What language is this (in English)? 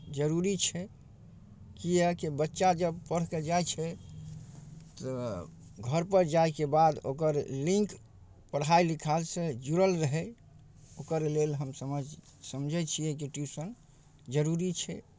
Maithili